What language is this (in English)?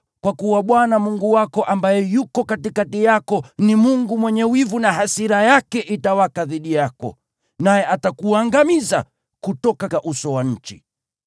Swahili